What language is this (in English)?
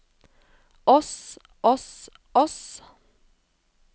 Norwegian